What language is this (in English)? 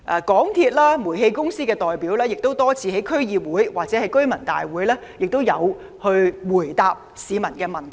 Cantonese